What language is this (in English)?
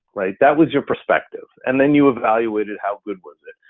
English